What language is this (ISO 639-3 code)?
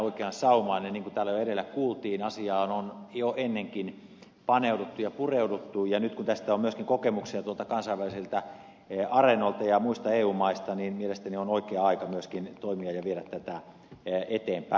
fin